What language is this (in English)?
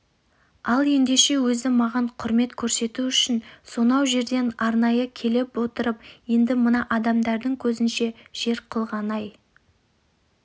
Kazakh